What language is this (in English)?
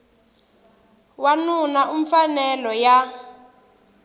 Tsonga